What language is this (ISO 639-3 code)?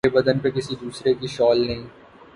urd